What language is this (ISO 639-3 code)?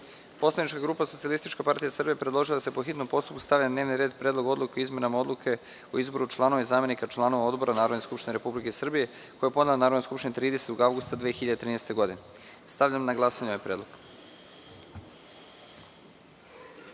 srp